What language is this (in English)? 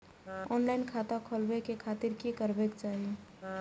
Maithili